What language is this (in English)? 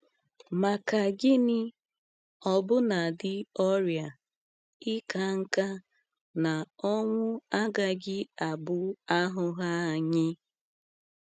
Igbo